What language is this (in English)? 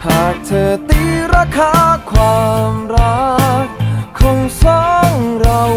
Thai